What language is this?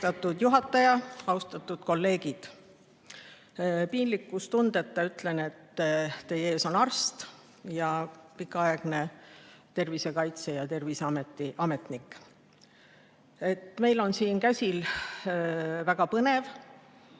Estonian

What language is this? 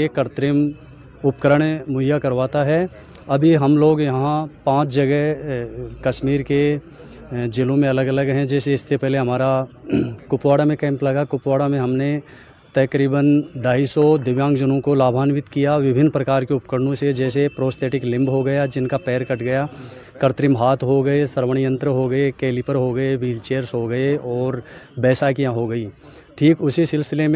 Urdu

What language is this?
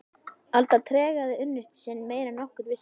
Icelandic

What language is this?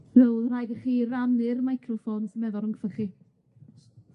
Welsh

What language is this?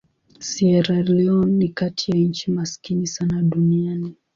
Swahili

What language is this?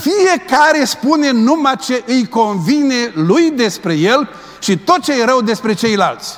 Romanian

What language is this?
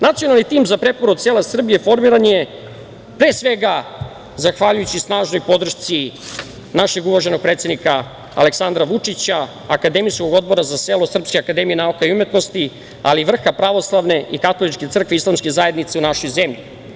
Serbian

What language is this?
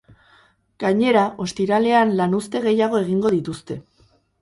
Basque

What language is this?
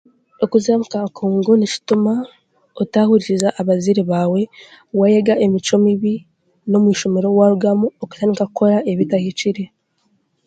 Chiga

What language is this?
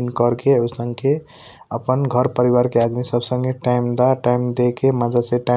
Kochila Tharu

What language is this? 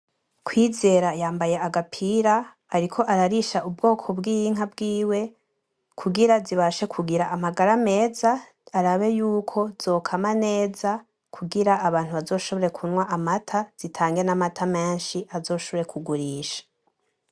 Rundi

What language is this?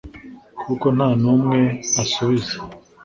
Kinyarwanda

